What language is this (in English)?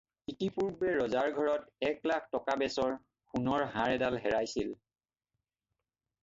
Assamese